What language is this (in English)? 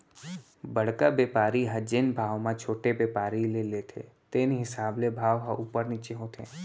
Chhattisgarhi